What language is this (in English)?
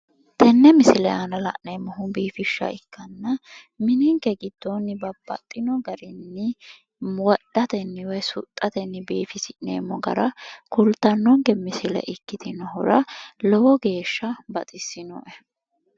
Sidamo